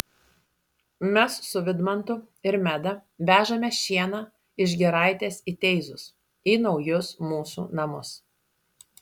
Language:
Lithuanian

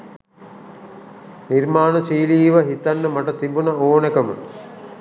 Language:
Sinhala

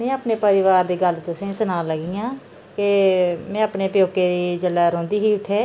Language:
Dogri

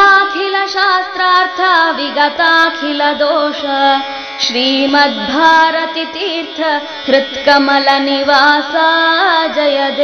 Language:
Hindi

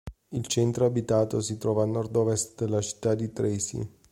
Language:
Italian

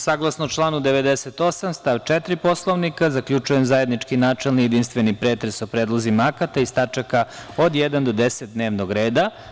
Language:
Serbian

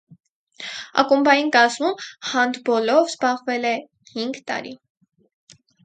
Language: Armenian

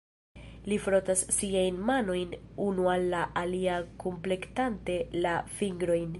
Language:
Esperanto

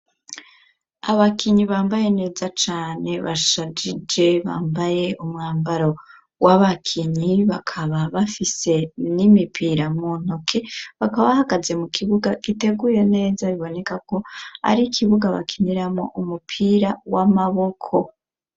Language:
Rundi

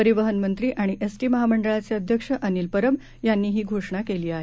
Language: Marathi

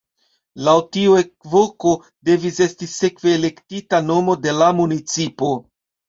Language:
Esperanto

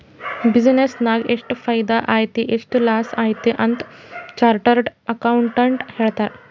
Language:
Kannada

